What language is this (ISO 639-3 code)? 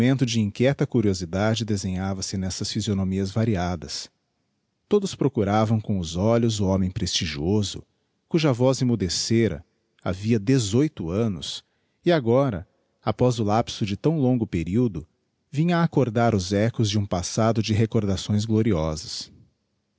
por